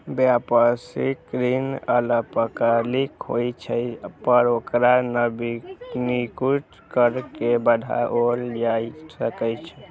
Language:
Maithili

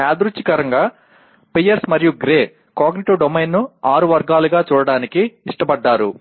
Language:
Telugu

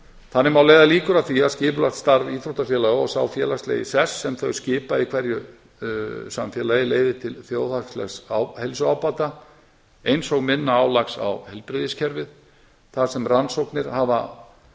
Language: Icelandic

